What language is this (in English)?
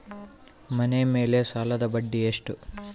Kannada